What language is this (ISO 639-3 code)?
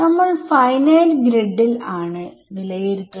mal